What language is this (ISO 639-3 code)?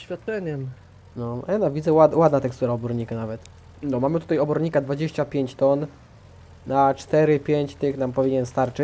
pol